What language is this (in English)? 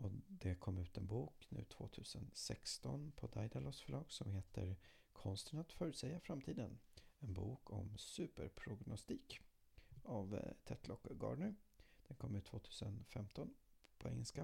Swedish